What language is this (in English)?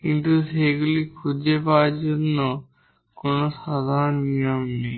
Bangla